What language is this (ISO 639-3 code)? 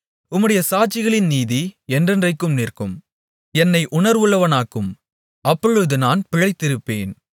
tam